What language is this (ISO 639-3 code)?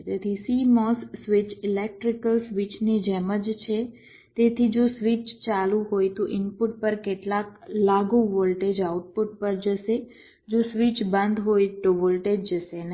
guj